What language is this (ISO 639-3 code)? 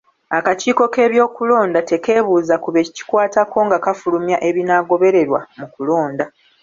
lug